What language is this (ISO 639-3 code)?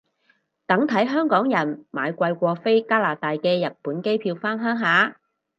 yue